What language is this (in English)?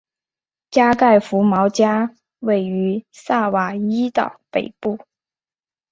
Chinese